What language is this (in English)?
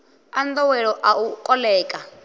Venda